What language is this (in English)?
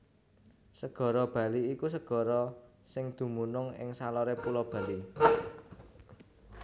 Javanese